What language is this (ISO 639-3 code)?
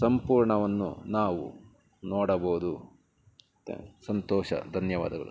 kan